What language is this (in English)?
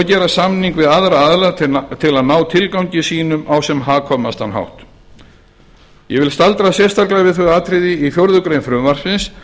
Icelandic